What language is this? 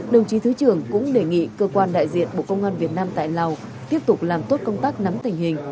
Vietnamese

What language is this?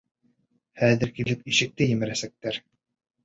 Bashkir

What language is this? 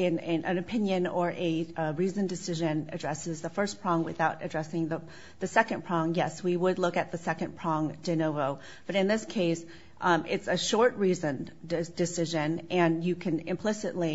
English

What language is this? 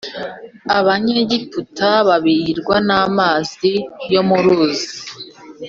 Kinyarwanda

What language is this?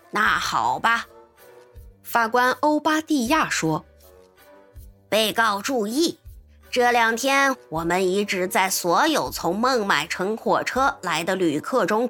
Chinese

